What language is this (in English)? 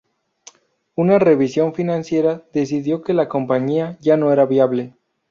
Spanish